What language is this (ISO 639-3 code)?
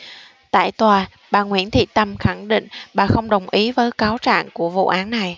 vie